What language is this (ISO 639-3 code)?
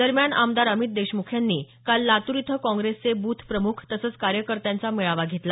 mar